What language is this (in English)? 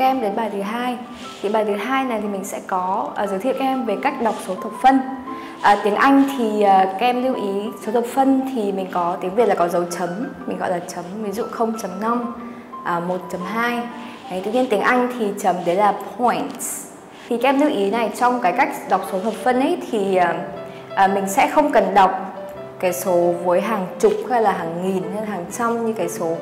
Vietnamese